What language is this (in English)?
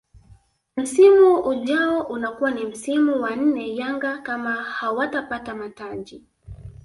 Swahili